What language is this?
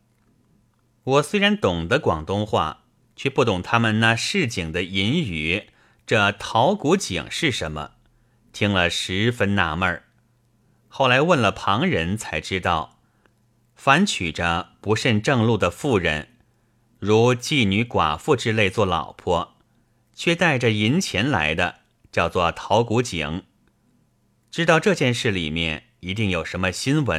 Chinese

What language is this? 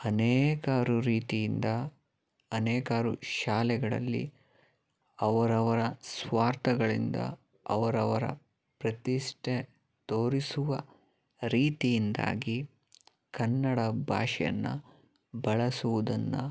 Kannada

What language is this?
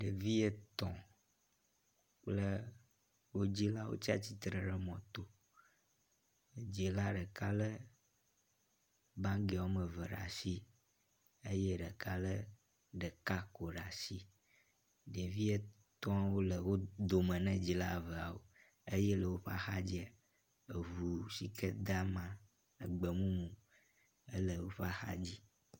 Ewe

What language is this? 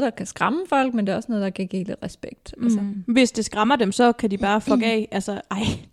Danish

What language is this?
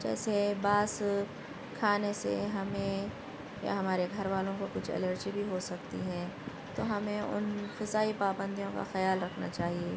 Urdu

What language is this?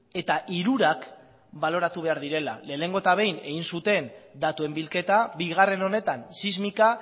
Basque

